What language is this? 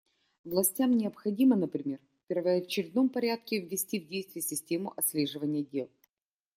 Russian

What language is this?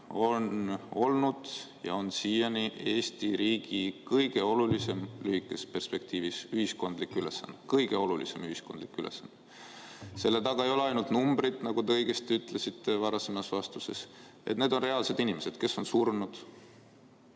Estonian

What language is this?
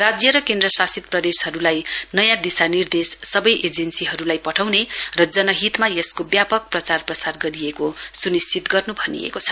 Nepali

